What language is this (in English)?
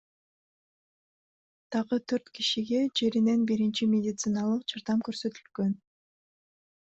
Kyrgyz